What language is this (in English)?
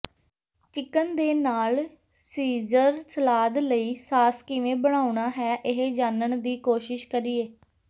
Punjabi